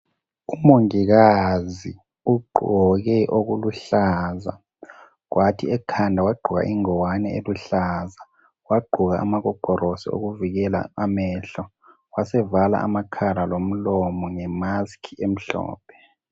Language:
North Ndebele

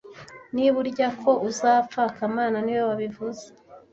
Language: Kinyarwanda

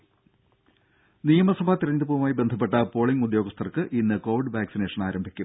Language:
Malayalam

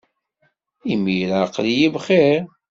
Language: Kabyle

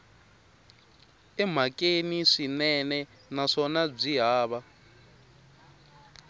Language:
Tsonga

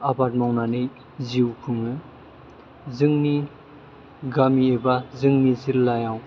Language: Bodo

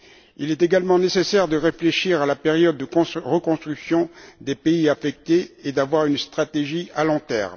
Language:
French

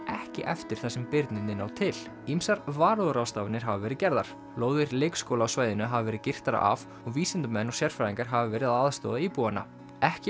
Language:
Icelandic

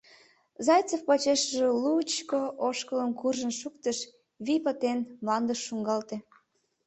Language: Mari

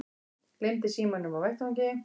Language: Icelandic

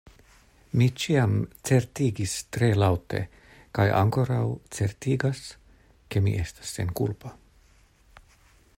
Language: Esperanto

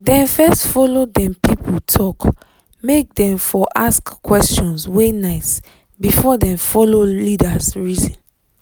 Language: Nigerian Pidgin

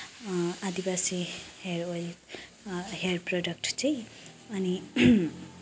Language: Nepali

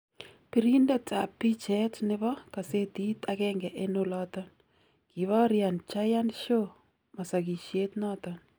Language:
Kalenjin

